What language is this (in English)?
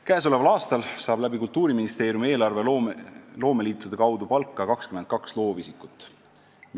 Estonian